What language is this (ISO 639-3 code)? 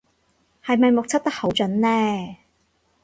yue